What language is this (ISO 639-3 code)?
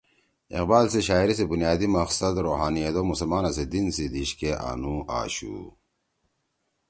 trw